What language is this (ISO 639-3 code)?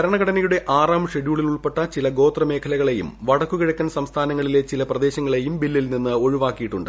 mal